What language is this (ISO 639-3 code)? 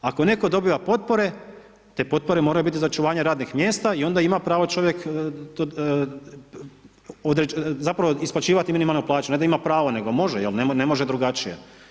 hrv